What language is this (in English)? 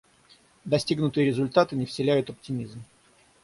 Russian